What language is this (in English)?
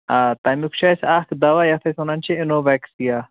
Kashmiri